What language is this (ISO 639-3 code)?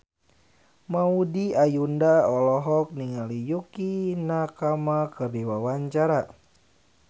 sun